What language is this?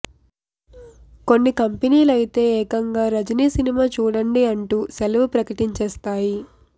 Telugu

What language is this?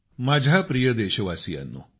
Marathi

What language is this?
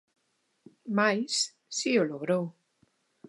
Galician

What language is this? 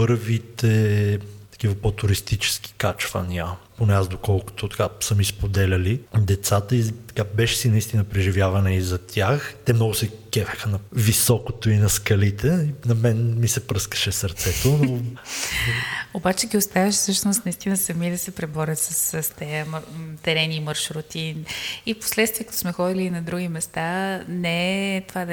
Bulgarian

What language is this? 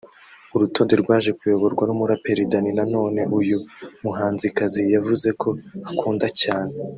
Kinyarwanda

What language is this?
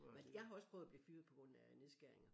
Danish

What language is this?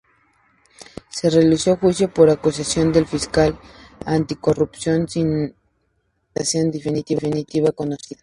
Spanish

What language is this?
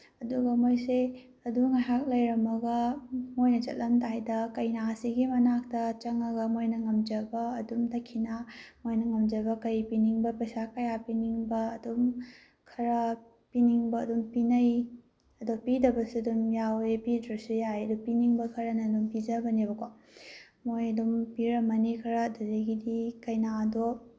Manipuri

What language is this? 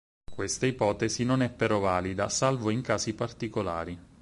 Italian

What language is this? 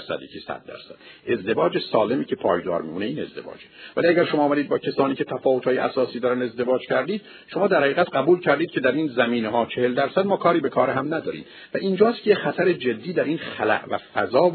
Persian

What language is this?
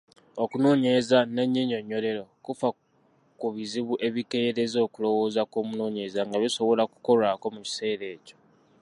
Ganda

